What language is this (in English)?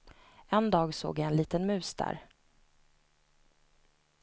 Swedish